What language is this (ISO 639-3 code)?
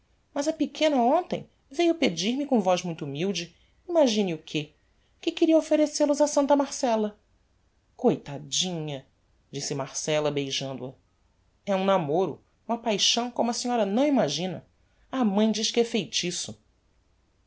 por